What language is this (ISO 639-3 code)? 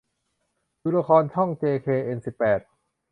tha